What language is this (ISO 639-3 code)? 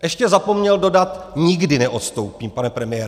ces